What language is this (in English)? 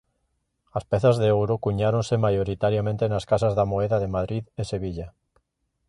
Galician